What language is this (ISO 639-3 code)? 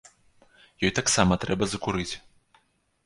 bel